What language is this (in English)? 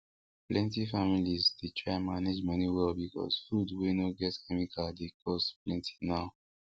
Nigerian Pidgin